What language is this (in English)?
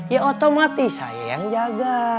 Indonesian